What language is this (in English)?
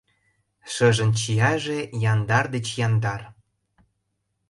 Mari